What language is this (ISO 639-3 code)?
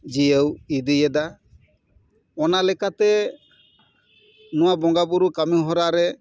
sat